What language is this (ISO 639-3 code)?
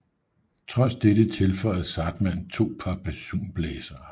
dan